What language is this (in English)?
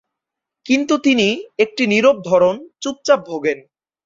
Bangla